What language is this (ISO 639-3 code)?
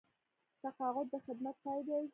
pus